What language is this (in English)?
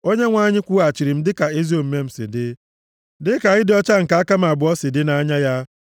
Igbo